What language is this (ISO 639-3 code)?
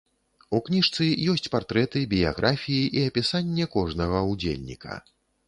bel